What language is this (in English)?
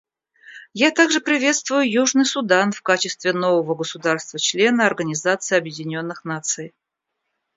Russian